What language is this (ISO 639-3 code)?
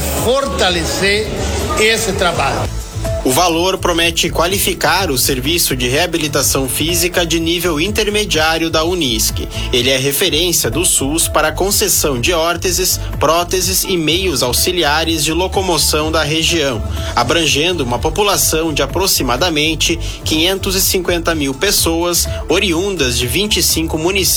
por